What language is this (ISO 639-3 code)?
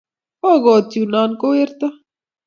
kln